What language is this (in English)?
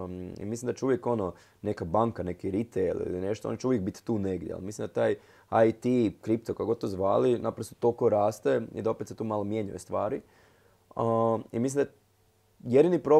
Croatian